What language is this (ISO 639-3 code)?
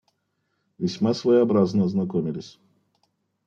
rus